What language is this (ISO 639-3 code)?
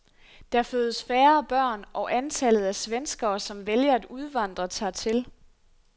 dan